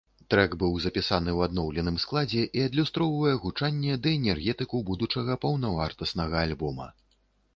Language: Belarusian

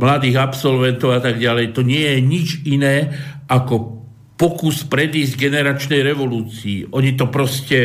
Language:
Slovak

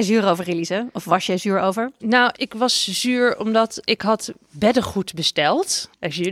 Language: Dutch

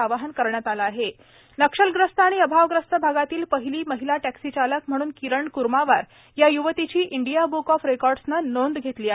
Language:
Marathi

